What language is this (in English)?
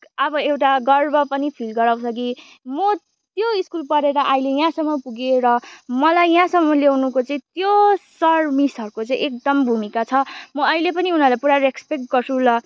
Nepali